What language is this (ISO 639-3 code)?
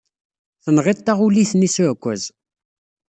kab